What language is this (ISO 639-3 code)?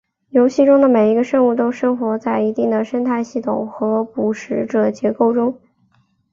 zho